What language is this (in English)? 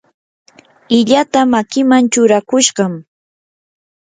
Yanahuanca Pasco Quechua